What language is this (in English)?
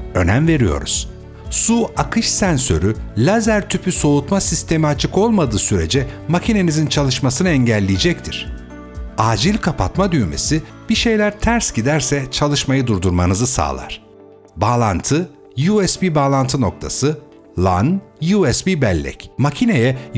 Turkish